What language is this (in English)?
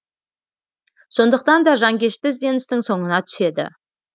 Kazakh